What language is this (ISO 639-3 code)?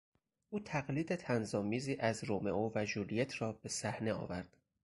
fas